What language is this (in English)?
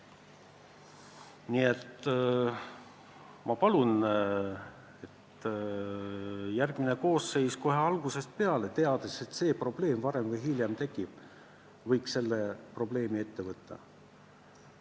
Estonian